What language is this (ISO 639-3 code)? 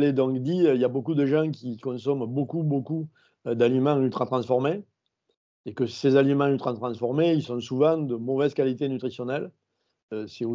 fra